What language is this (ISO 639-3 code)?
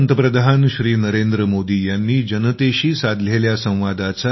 mar